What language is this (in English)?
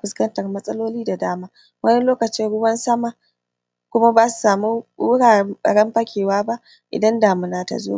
Hausa